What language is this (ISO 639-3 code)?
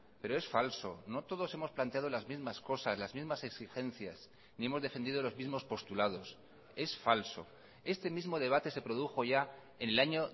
spa